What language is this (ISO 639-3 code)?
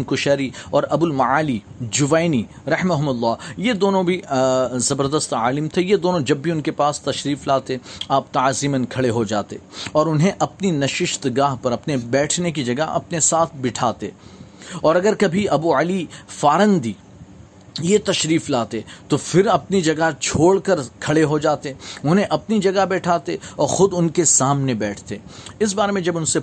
urd